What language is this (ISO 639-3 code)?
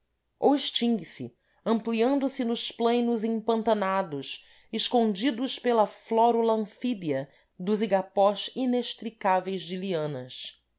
por